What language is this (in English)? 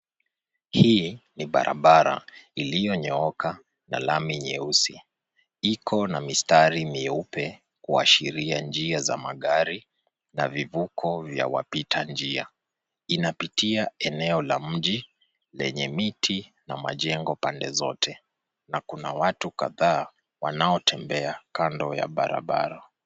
Swahili